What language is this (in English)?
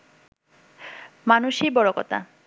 Bangla